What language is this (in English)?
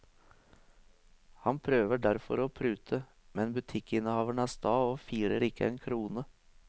Norwegian